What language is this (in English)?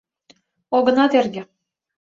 Mari